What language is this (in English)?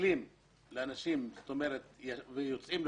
Hebrew